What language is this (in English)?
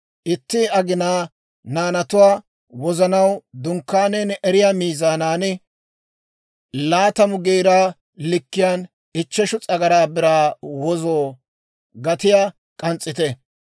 Dawro